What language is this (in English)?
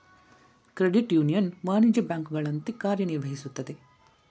Kannada